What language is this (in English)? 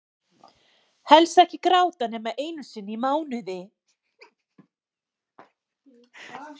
Icelandic